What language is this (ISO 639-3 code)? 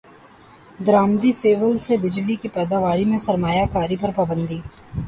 urd